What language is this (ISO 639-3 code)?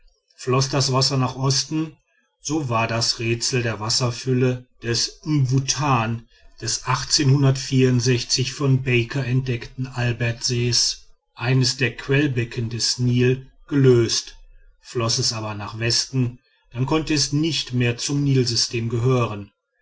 deu